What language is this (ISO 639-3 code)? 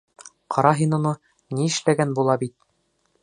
bak